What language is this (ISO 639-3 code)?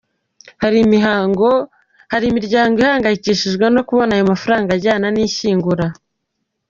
kin